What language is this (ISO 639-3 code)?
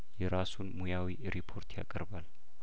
amh